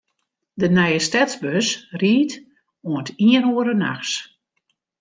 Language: Western Frisian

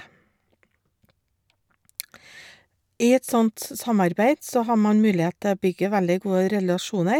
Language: Norwegian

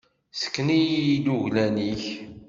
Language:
Kabyle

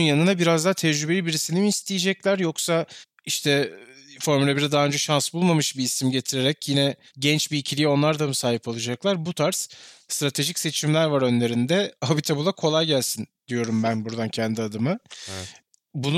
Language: Turkish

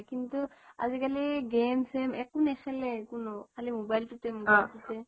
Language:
Assamese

